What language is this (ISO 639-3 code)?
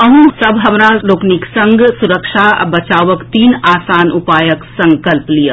mai